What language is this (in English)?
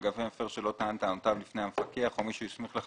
Hebrew